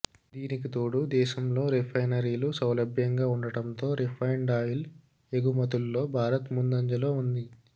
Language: Telugu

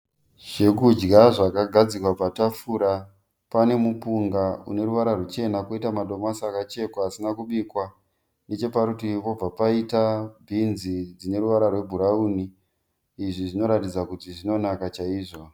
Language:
Shona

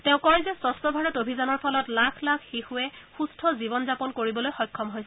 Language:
Assamese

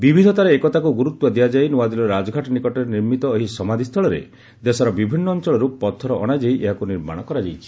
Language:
Odia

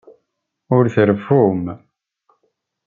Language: Kabyle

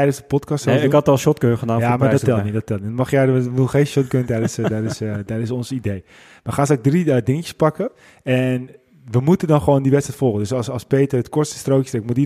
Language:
Dutch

